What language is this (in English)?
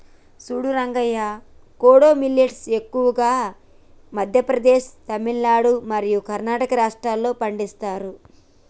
Telugu